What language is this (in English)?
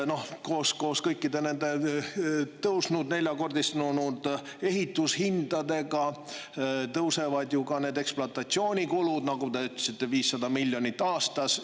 Estonian